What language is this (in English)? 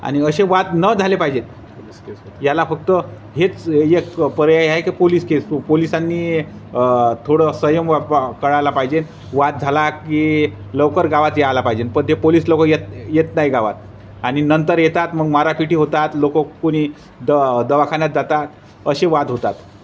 Marathi